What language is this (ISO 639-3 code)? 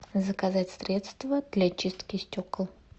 rus